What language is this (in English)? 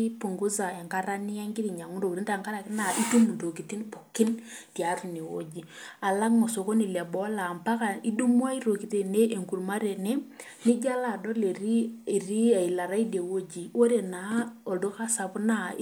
Masai